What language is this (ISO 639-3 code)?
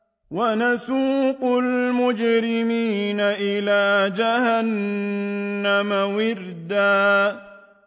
ara